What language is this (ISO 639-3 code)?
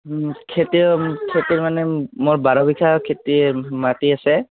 asm